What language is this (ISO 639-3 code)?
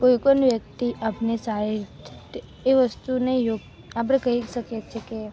guj